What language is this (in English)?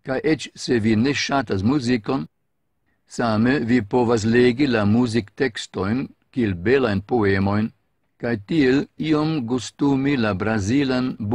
Romanian